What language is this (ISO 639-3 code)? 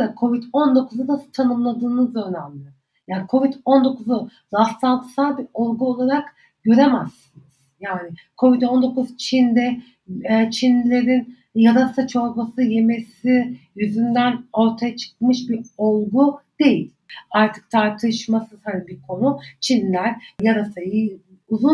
tur